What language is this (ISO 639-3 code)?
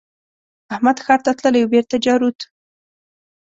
pus